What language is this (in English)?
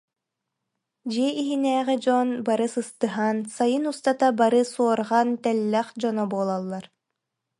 Yakut